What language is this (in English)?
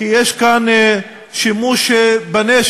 Hebrew